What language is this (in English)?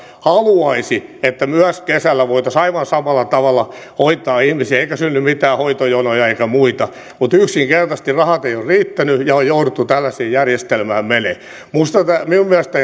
Finnish